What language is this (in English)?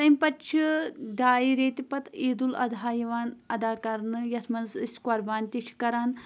Kashmiri